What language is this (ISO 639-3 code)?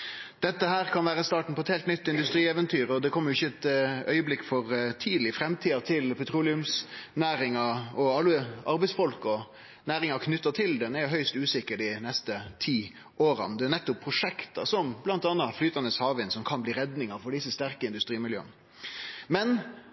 nno